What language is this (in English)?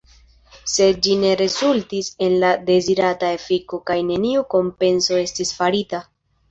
Esperanto